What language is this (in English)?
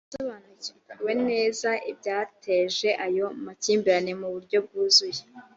Kinyarwanda